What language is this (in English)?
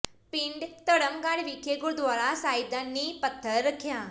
Punjabi